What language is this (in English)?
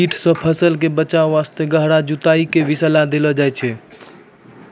Maithili